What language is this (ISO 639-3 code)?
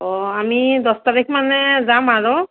asm